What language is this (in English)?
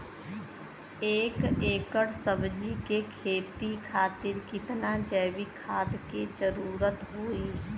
Bhojpuri